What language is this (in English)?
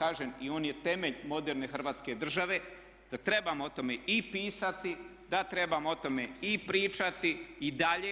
Croatian